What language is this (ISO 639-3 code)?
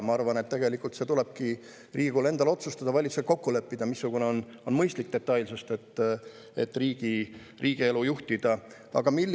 est